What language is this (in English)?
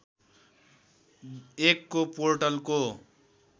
Nepali